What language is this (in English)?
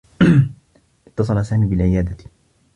Arabic